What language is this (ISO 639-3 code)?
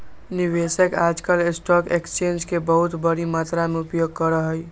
mag